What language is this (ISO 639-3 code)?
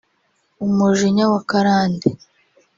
kin